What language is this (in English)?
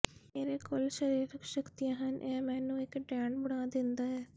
Punjabi